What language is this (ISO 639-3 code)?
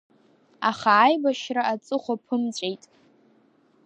abk